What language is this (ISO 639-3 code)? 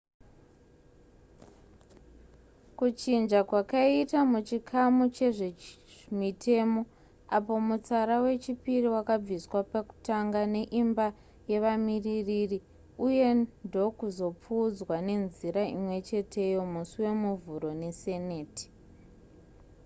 sna